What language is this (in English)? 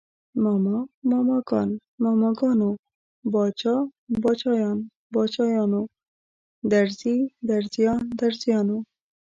Pashto